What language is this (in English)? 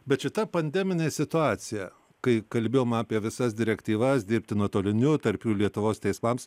Lithuanian